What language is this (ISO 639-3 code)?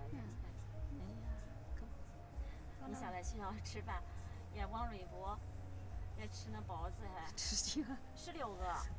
zho